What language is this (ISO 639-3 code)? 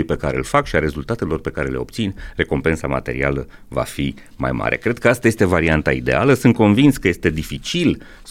ron